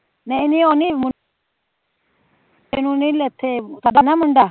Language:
Punjabi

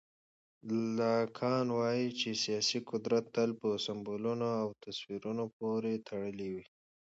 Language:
Pashto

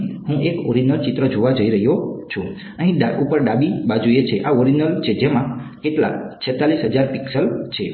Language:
Gujarati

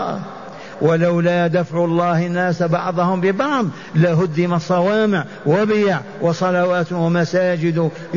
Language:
Arabic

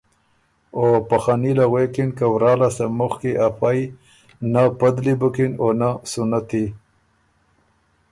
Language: Ormuri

